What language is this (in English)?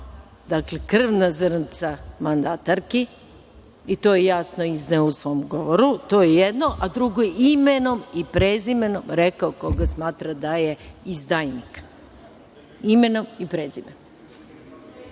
Serbian